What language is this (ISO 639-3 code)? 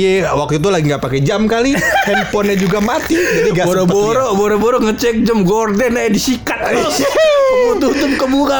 ind